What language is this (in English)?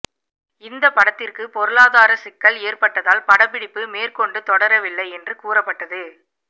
Tamil